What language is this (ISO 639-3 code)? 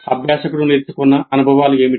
tel